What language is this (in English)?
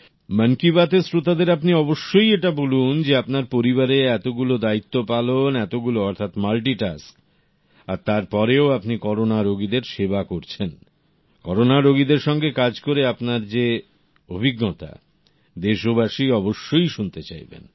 Bangla